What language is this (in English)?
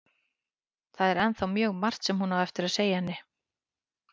Icelandic